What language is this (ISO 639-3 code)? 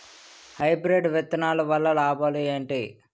tel